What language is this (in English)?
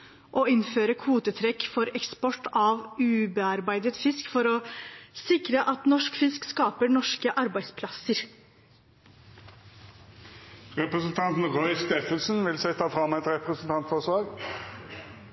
Norwegian